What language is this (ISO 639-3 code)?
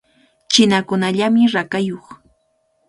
qvl